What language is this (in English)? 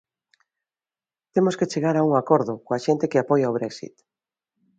Galician